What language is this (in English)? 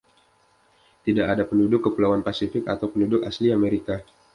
Indonesian